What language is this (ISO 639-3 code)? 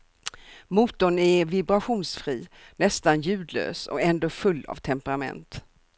swe